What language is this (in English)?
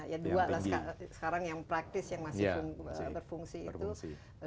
Indonesian